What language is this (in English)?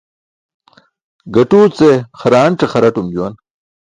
Burushaski